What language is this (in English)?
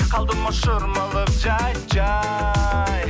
Kazakh